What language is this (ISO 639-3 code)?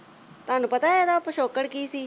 pan